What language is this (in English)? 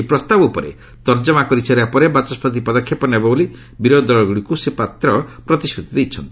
Odia